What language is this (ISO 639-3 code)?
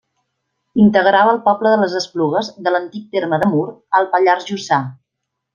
cat